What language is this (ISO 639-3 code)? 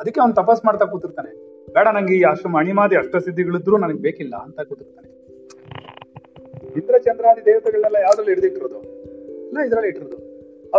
kan